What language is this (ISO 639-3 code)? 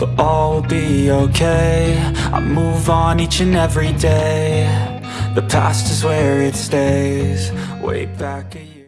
kor